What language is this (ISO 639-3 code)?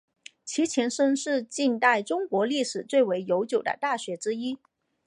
zho